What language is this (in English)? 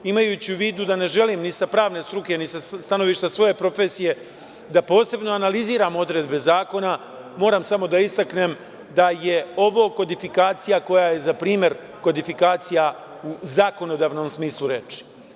Serbian